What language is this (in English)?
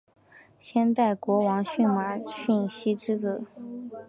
Chinese